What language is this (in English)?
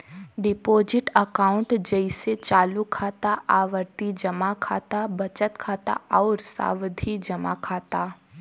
Bhojpuri